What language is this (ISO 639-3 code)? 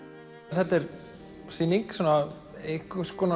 isl